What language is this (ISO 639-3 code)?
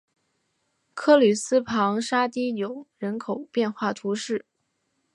zho